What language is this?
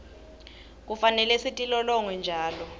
Swati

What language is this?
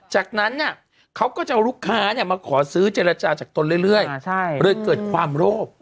Thai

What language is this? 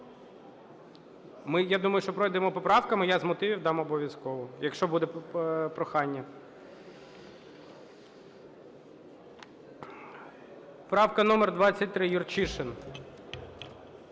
Ukrainian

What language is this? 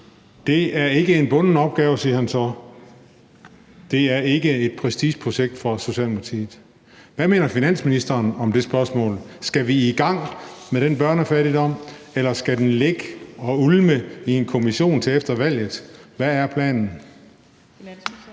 Danish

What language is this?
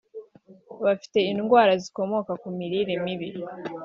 Kinyarwanda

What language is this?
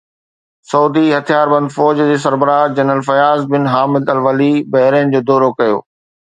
Sindhi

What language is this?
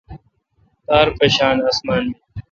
Kalkoti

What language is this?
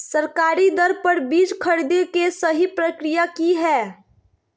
Magahi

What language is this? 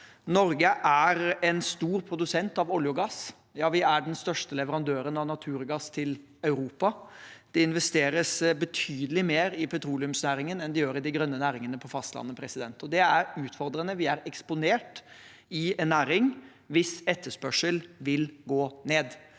Norwegian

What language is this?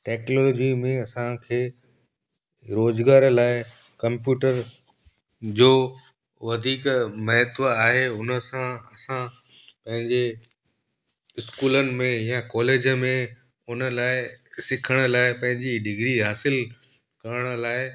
Sindhi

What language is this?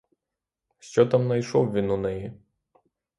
Ukrainian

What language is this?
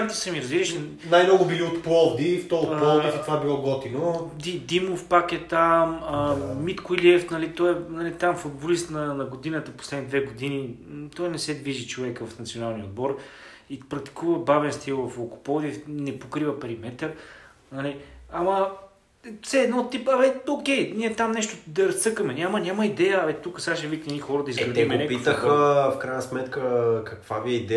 Bulgarian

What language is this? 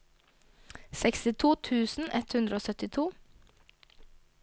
Norwegian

